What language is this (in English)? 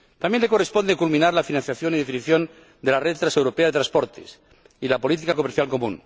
Spanish